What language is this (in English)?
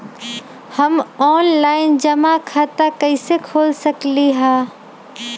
Magahi